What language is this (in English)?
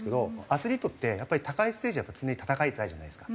Japanese